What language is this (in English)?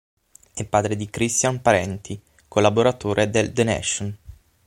Italian